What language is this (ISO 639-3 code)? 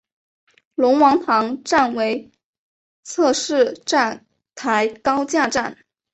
zho